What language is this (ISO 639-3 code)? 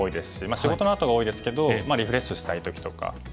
jpn